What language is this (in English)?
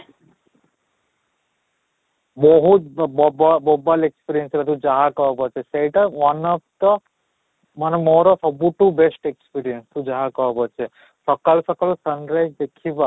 Odia